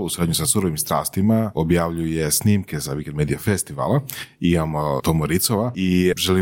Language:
Croatian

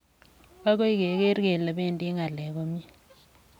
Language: Kalenjin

